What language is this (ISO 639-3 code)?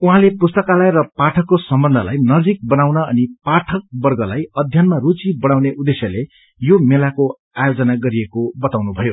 nep